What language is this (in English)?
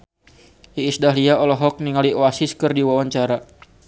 Sundanese